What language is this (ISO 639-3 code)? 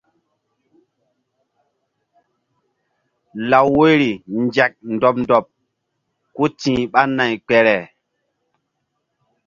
mdd